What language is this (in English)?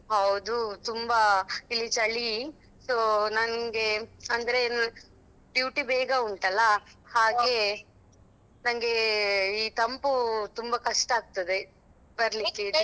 Kannada